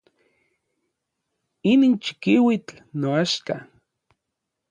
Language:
Orizaba Nahuatl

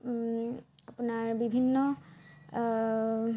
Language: Assamese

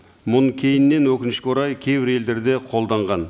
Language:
Kazakh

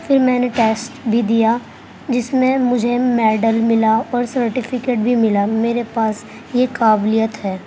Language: Urdu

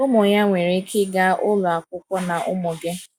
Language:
Igbo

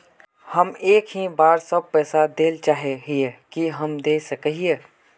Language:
Magahi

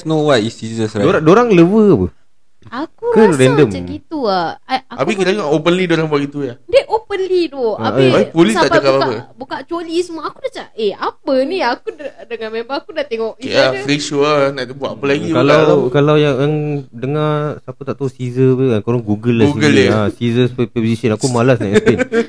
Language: Malay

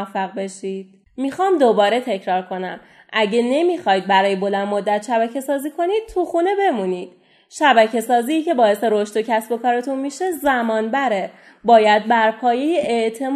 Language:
Persian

